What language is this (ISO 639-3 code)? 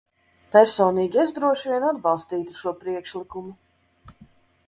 lav